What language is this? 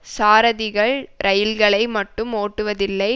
Tamil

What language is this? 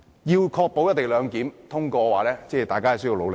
Cantonese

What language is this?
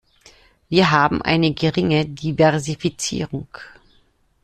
German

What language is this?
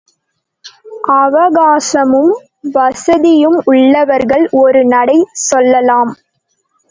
Tamil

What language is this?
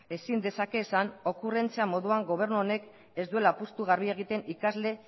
Basque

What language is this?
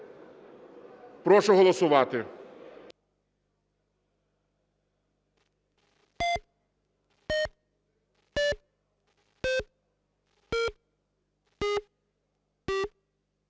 Ukrainian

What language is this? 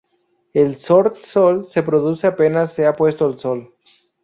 Spanish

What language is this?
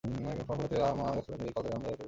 Bangla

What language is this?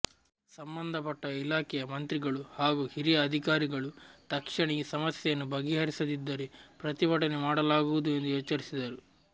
Kannada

